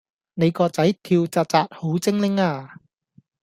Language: Cantonese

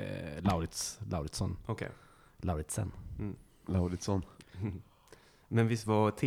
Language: Swedish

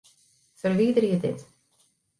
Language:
Western Frisian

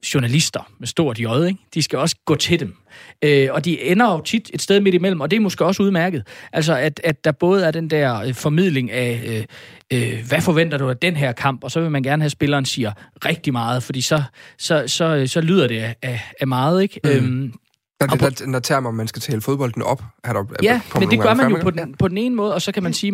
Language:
Danish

